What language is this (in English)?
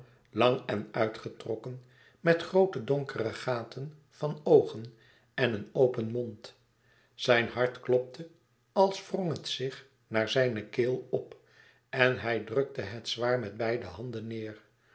Dutch